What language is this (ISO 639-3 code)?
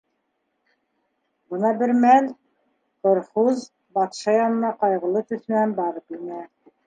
bak